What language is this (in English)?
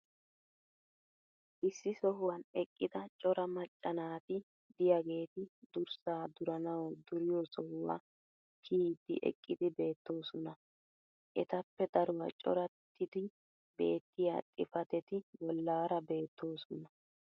Wolaytta